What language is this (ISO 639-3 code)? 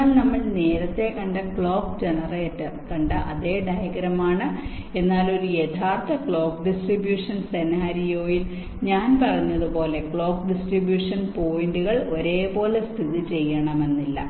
mal